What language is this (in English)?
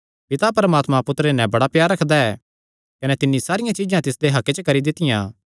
Kangri